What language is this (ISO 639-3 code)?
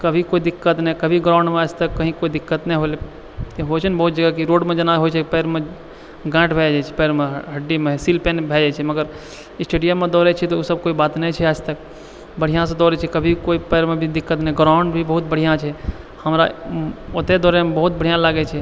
mai